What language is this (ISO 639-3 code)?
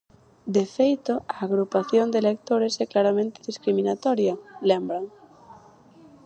glg